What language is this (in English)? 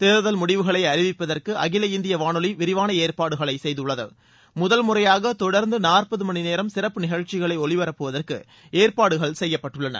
Tamil